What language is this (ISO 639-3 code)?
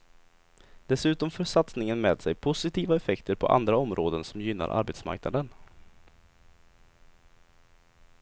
swe